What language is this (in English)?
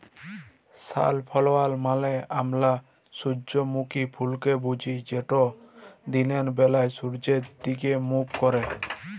Bangla